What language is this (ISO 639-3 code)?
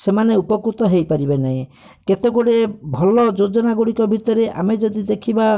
ori